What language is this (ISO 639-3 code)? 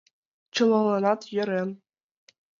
chm